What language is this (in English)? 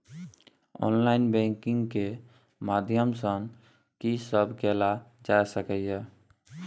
Maithili